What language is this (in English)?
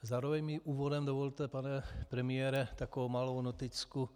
Czech